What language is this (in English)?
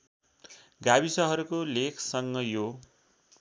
Nepali